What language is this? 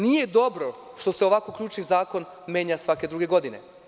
Serbian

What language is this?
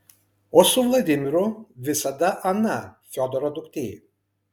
Lithuanian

